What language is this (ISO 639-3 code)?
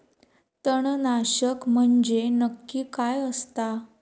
mar